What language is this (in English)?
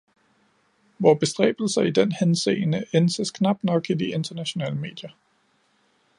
Danish